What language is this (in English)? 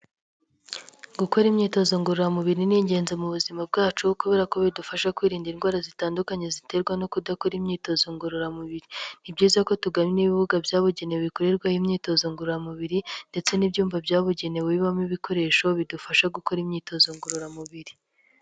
Kinyarwanda